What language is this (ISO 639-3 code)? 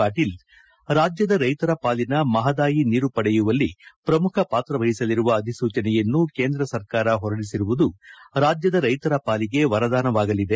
kan